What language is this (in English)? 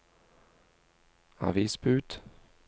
Norwegian